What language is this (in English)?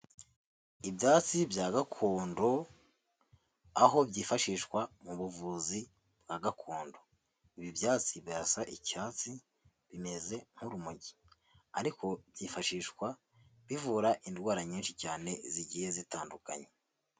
Kinyarwanda